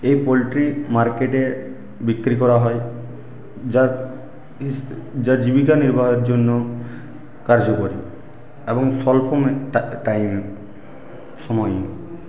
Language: Bangla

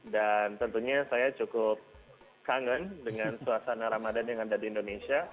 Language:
Indonesian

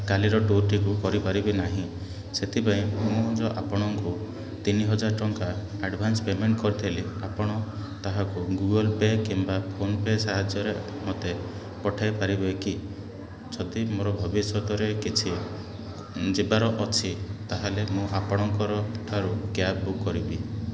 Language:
Odia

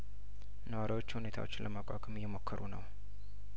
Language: Amharic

